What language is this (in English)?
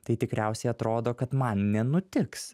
Lithuanian